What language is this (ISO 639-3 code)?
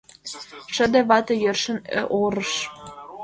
chm